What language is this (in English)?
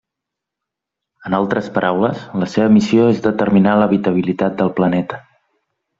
Catalan